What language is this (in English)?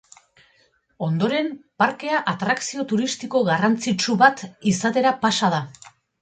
Basque